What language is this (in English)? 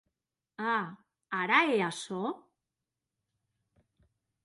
Occitan